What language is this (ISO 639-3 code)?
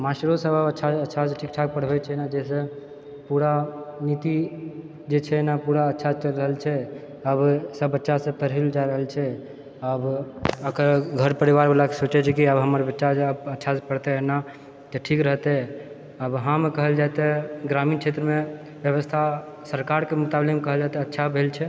mai